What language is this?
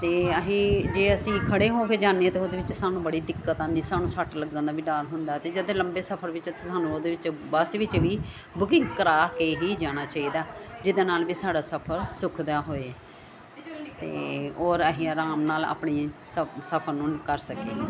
Punjabi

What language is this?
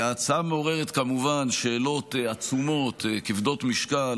Hebrew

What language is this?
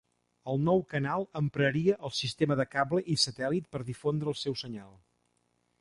Catalan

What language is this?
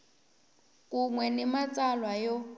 Tsonga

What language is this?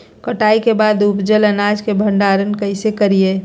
Magahi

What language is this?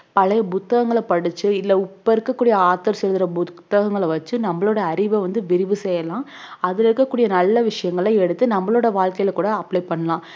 Tamil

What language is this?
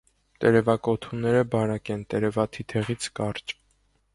Armenian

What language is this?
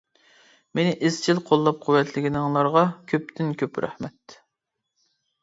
Uyghur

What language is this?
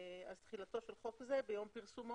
Hebrew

